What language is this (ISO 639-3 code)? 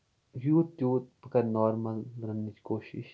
kas